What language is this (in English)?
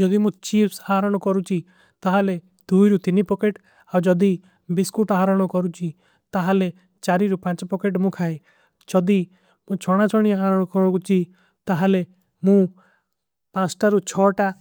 Kui (India)